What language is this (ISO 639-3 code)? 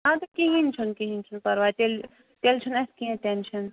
kas